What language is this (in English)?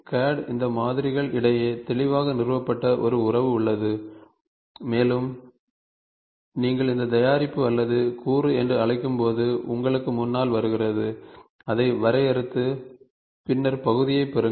Tamil